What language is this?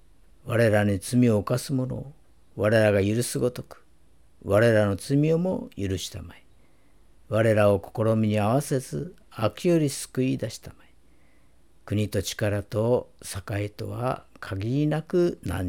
Japanese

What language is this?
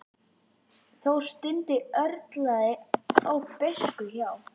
Icelandic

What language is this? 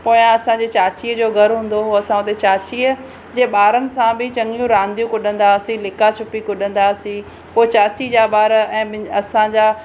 Sindhi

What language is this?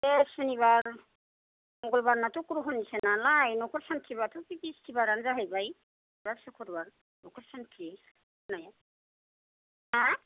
Bodo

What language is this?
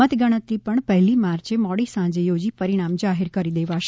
Gujarati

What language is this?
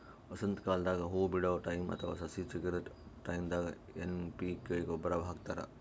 Kannada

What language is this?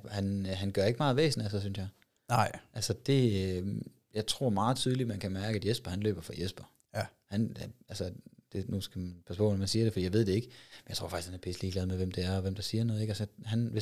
Danish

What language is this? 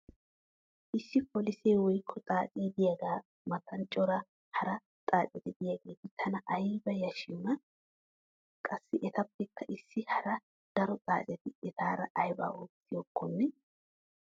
Wolaytta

